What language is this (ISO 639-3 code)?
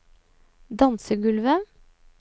nor